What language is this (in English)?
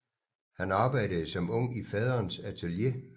Danish